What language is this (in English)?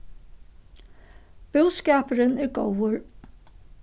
Faroese